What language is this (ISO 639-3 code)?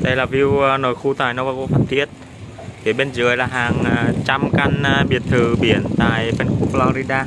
vie